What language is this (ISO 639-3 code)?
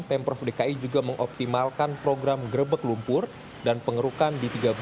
ind